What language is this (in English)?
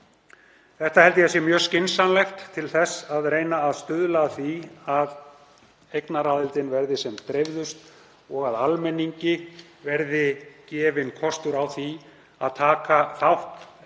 Icelandic